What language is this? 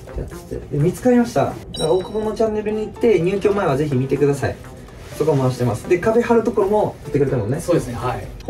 Japanese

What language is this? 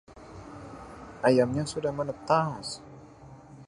Indonesian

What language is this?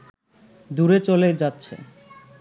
Bangla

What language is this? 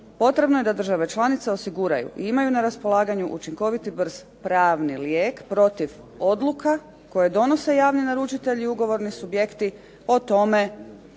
Croatian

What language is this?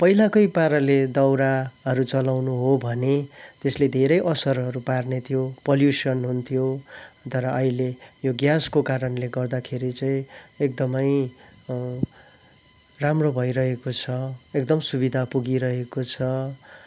Nepali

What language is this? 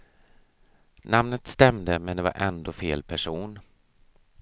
Swedish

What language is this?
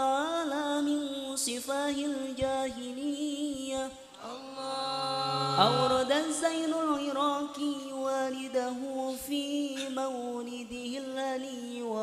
Indonesian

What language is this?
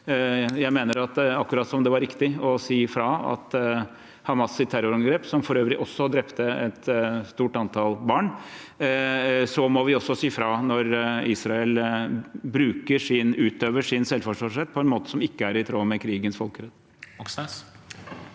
Norwegian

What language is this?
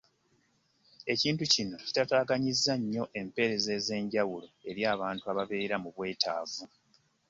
Ganda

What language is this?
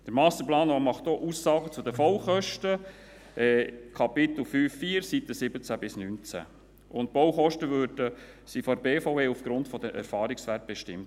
Swiss German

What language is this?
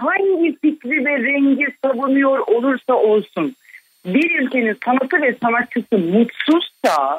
Turkish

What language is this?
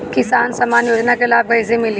Bhojpuri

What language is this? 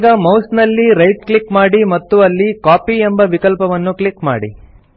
Kannada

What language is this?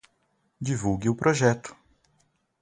Portuguese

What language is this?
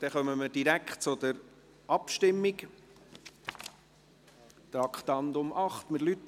Swiss German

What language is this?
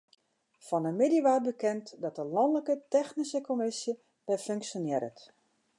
Western Frisian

